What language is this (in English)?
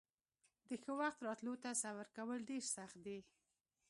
Pashto